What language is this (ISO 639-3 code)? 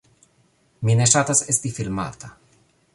epo